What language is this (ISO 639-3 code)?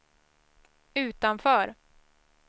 swe